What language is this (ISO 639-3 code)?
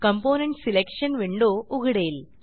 mar